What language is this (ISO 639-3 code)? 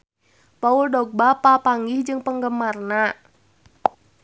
sun